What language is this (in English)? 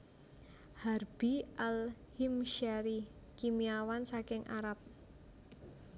Javanese